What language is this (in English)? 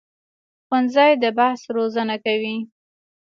Pashto